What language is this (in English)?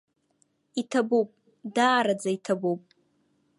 Abkhazian